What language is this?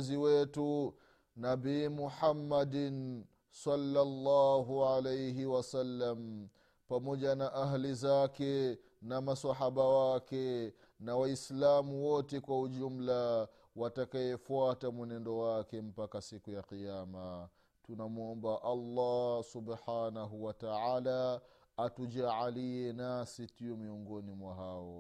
Swahili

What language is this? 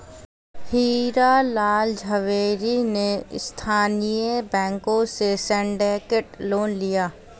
Hindi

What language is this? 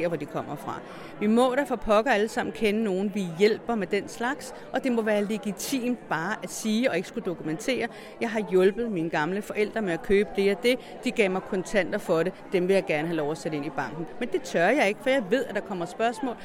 Danish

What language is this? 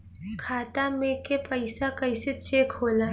Bhojpuri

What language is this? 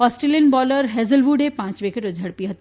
Gujarati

